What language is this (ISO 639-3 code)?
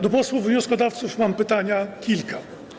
pol